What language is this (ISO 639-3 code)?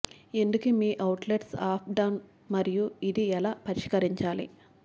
tel